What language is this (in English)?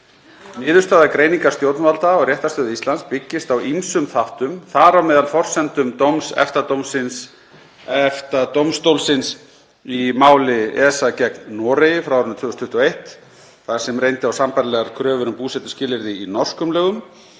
Icelandic